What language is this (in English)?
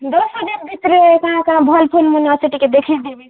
Odia